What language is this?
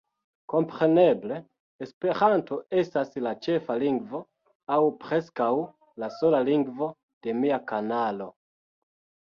Esperanto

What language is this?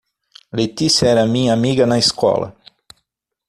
Portuguese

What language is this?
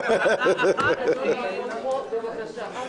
Hebrew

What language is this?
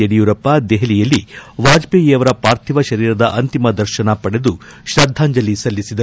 Kannada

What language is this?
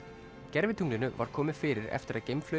Icelandic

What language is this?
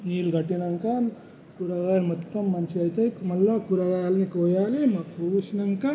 Telugu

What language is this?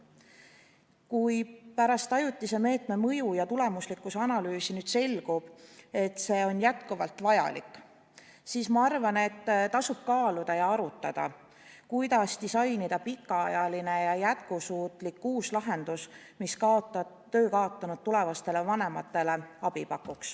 Estonian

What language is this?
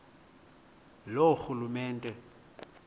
Xhosa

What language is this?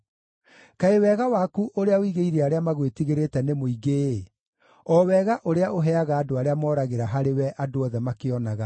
Kikuyu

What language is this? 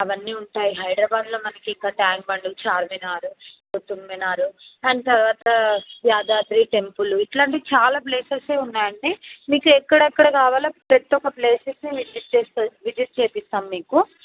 Telugu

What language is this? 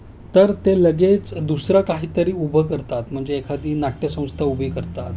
Marathi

